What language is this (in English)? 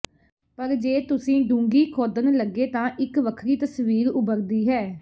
Punjabi